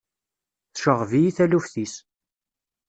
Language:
Kabyle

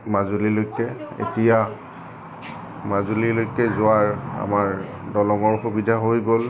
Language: Assamese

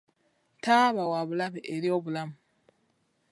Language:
Ganda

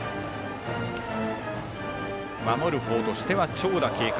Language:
Japanese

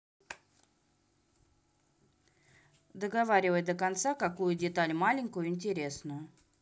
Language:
Russian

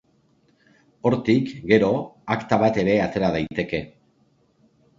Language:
Basque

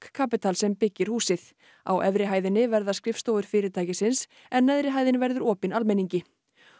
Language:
Icelandic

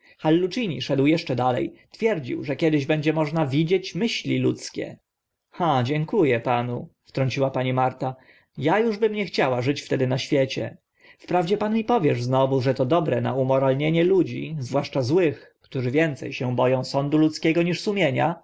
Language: Polish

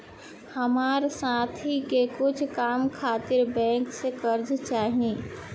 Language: Bhojpuri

